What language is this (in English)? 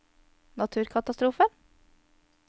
Norwegian